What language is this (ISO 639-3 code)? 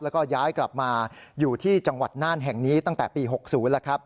tha